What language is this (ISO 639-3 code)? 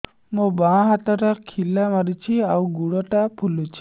ori